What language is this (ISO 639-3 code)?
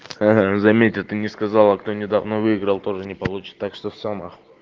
rus